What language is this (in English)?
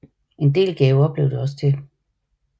Danish